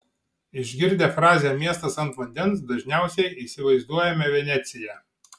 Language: Lithuanian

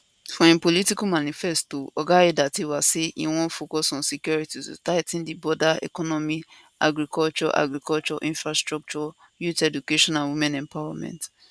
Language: Nigerian Pidgin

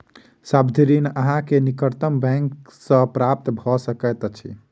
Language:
Maithili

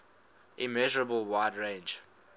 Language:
English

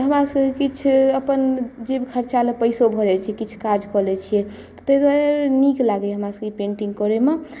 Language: Maithili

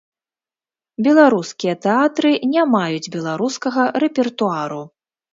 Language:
Belarusian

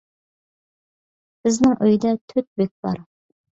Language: Uyghur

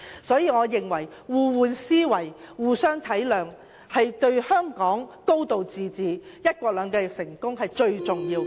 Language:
Cantonese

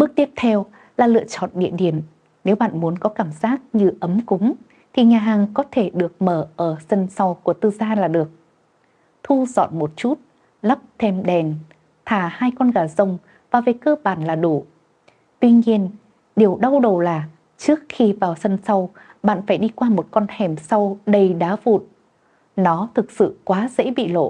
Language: Vietnamese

